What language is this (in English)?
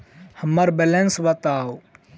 Maithili